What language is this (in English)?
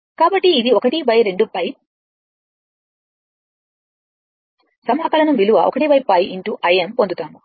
Telugu